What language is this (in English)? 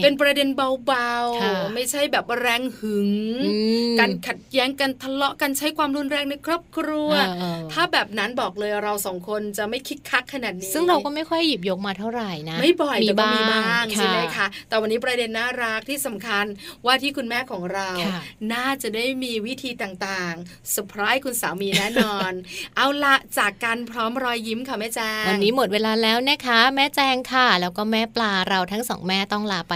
Thai